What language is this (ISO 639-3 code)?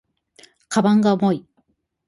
jpn